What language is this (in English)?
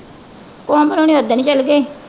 Punjabi